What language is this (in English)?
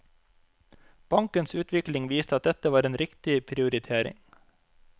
Norwegian